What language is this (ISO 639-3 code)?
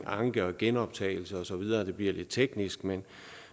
dan